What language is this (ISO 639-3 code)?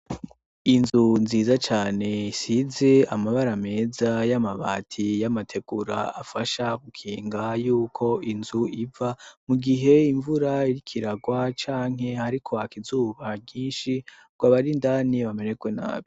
run